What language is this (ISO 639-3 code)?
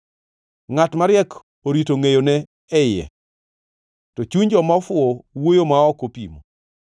luo